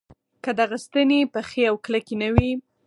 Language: Pashto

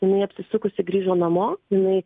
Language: Lithuanian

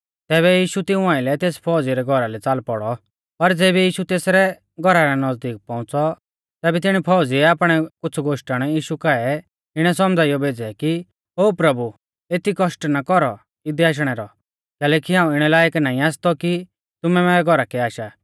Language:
Mahasu Pahari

